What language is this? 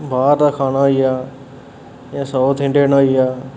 Dogri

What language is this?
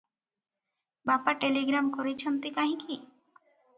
Odia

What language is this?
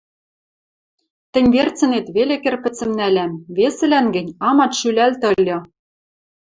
Western Mari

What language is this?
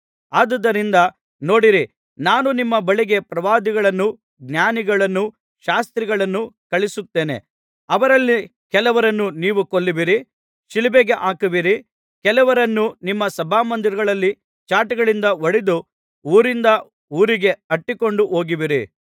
Kannada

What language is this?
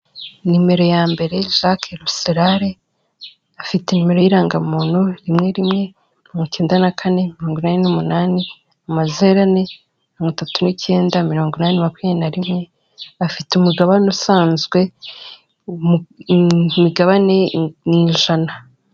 Kinyarwanda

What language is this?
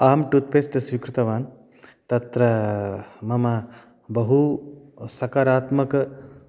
Sanskrit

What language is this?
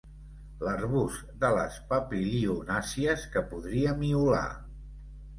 Catalan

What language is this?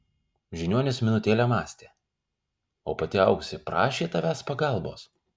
Lithuanian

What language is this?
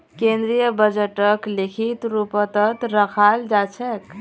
Magahi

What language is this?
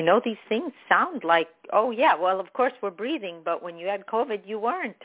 English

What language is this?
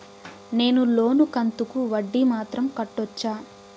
Telugu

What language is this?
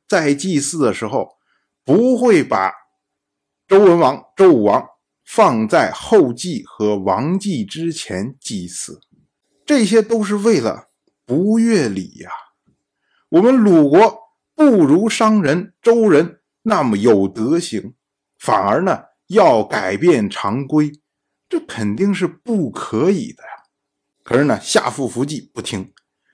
Chinese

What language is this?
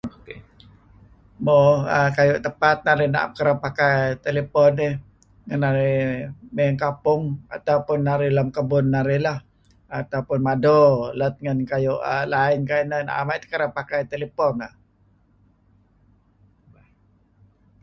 Kelabit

